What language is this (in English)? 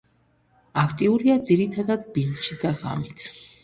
Georgian